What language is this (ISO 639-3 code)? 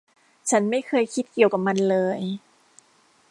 tha